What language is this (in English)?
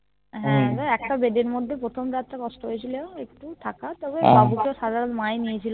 Bangla